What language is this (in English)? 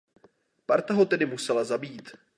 Czech